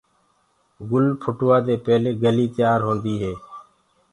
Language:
Gurgula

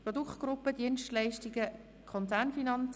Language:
Swiss German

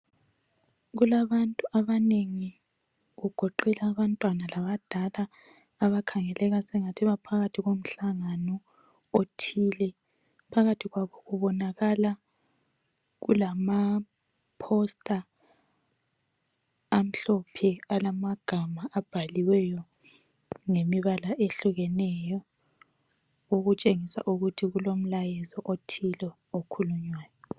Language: North Ndebele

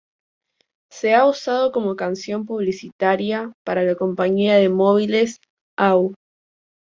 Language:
Spanish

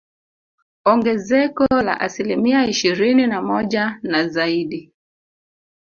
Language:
Swahili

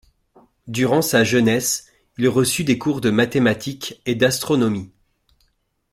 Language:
French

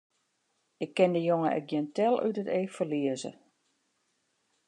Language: Western Frisian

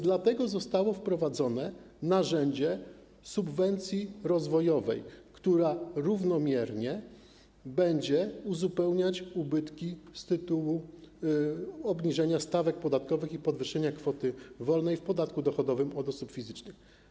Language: Polish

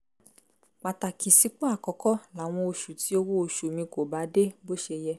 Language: Yoruba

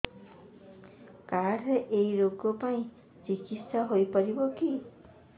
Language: Odia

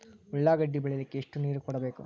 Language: Kannada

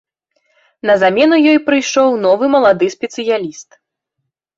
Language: Belarusian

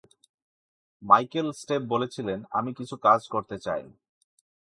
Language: Bangla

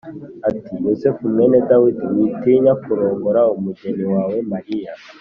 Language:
Kinyarwanda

